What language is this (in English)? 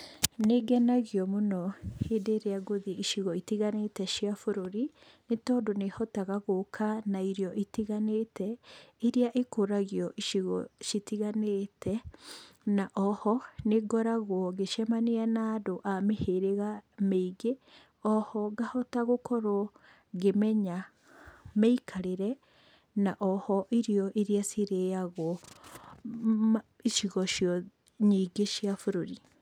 Kikuyu